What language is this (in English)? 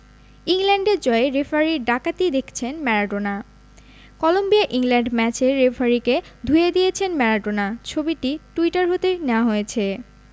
Bangla